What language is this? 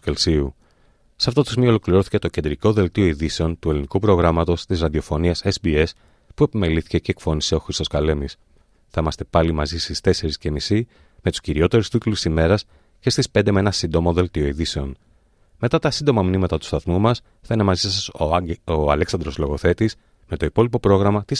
Greek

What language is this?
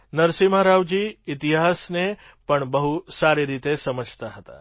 Gujarati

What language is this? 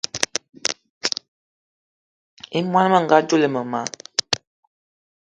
Eton (Cameroon)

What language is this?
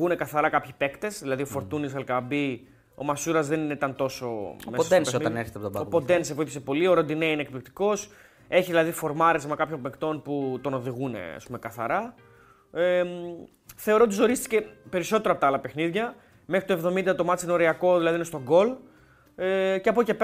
Greek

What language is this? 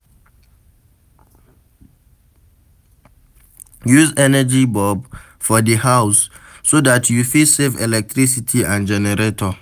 Nigerian Pidgin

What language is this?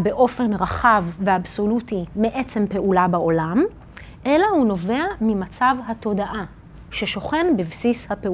Hebrew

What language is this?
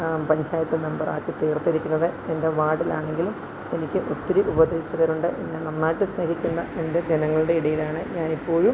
Malayalam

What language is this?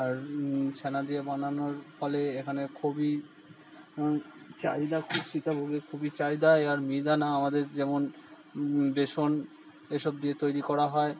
Bangla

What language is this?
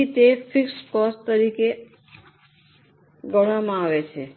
Gujarati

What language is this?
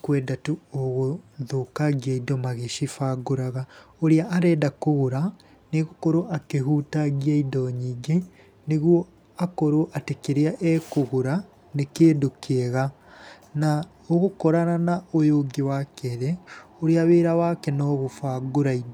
Kikuyu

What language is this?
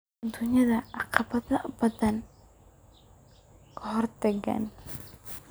Somali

